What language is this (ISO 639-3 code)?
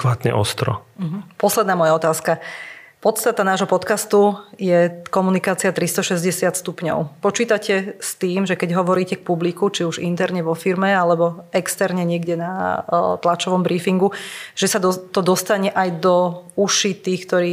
slk